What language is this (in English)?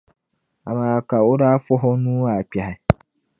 Dagbani